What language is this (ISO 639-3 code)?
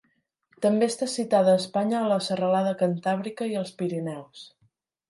cat